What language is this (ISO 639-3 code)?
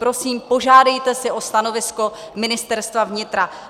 ces